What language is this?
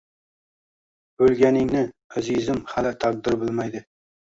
Uzbek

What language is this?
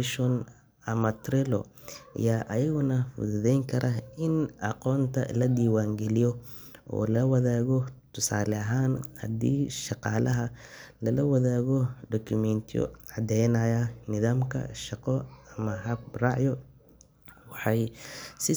Somali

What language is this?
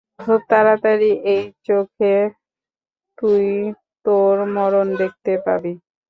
Bangla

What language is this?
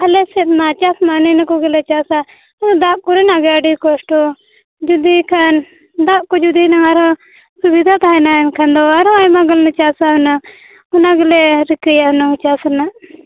Santali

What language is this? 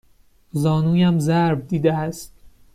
Persian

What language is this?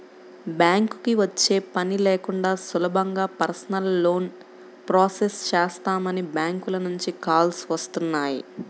Telugu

